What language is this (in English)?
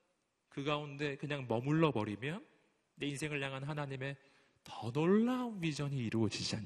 Korean